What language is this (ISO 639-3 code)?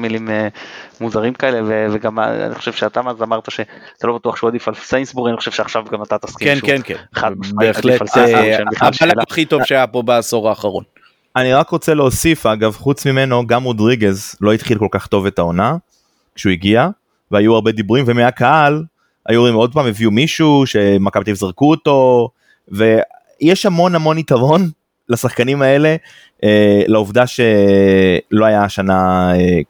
heb